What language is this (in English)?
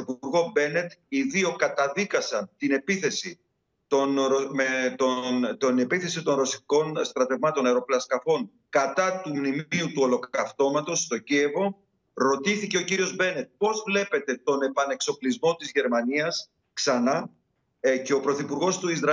Greek